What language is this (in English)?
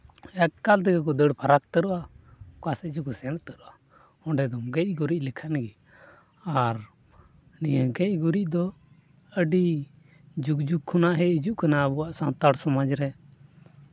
Santali